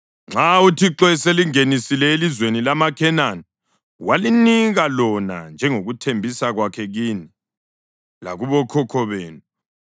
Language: North Ndebele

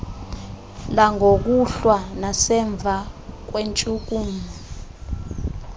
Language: Xhosa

